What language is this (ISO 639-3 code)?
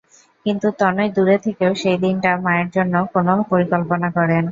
ben